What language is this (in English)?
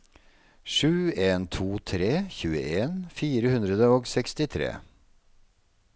Norwegian